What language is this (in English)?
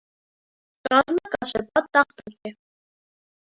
Armenian